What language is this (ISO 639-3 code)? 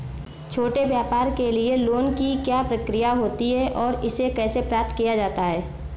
hin